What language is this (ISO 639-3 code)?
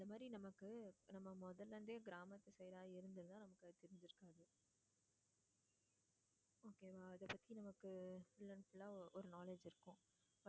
tam